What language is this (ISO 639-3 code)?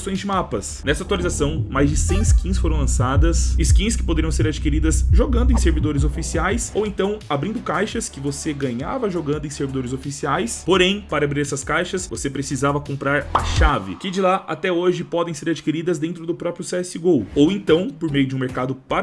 por